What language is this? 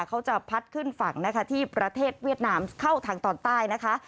Thai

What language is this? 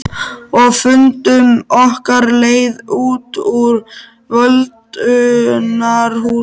Icelandic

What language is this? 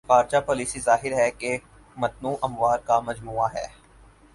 Urdu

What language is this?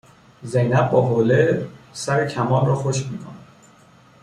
Persian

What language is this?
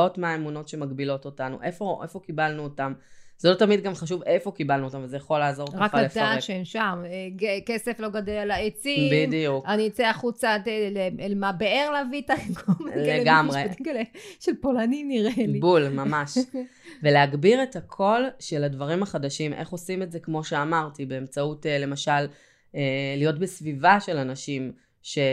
Hebrew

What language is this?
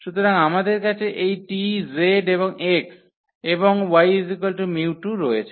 Bangla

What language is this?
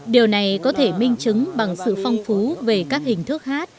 Vietnamese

